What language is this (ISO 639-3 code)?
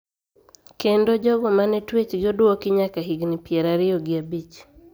luo